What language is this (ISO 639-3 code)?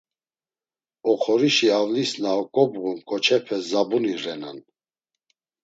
lzz